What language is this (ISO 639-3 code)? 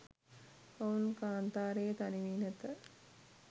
sin